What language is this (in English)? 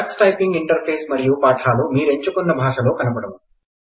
Telugu